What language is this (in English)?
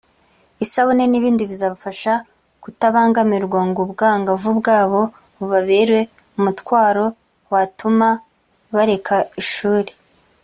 Kinyarwanda